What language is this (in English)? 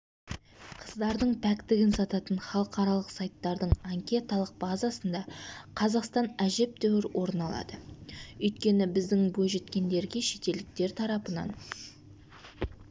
Kazakh